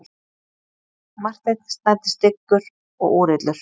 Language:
Icelandic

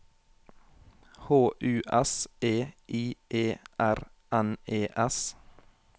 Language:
Norwegian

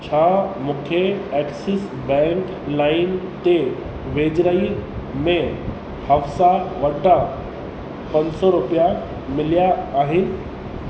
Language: Sindhi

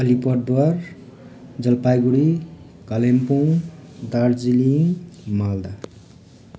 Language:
Nepali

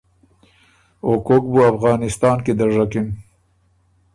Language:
Ormuri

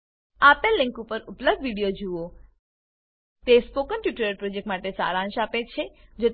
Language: Gujarati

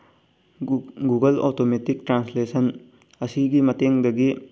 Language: Manipuri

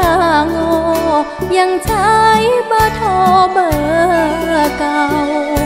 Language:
Thai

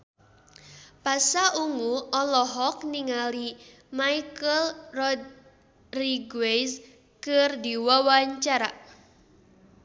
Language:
Sundanese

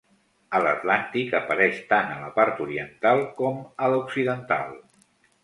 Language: Catalan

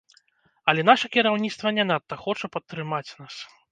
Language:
Belarusian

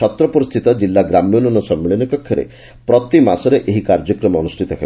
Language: Odia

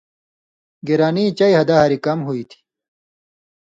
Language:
Indus Kohistani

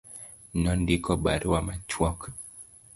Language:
Luo (Kenya and Tanzania)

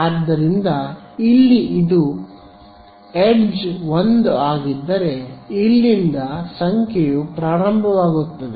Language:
Kannada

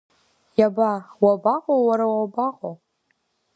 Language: Abkhazian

